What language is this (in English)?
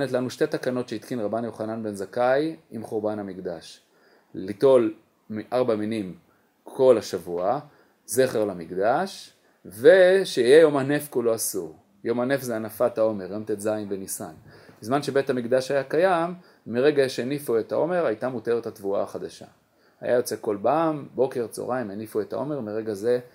Hebrew